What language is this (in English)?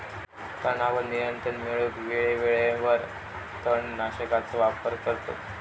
Marathi